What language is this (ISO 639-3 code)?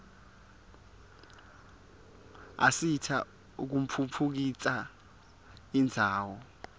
ssw